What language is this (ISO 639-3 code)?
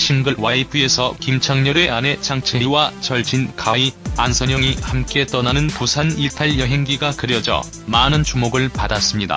kor